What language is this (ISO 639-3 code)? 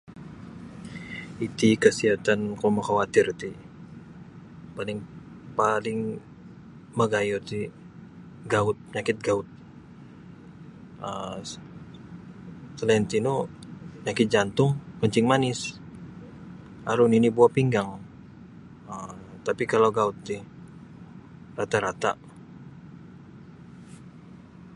bsy